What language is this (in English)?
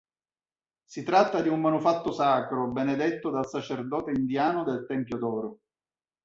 Italian